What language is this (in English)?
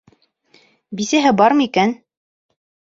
Bashkir